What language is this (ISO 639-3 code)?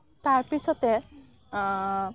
asm